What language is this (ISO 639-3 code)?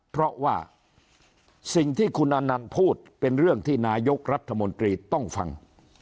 tha